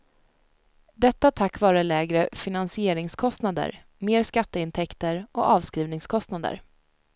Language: Swedish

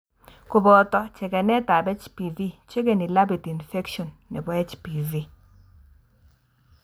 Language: Kalenjin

